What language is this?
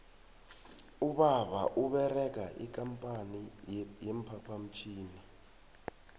South Ndebele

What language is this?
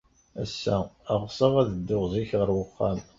Kabyle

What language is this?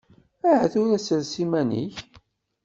Kabyle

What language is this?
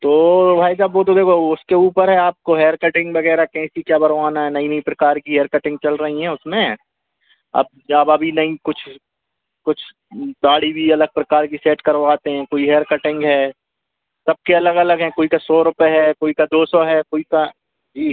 Hindi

